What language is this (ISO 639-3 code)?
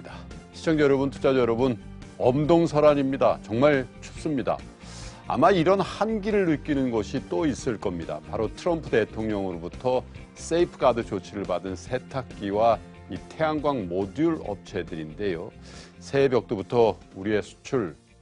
kor